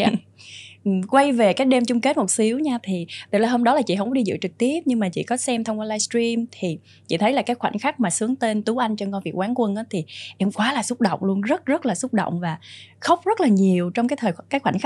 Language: Vietnamese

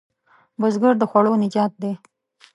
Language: Pashto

